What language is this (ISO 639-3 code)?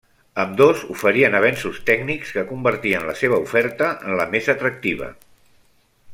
cat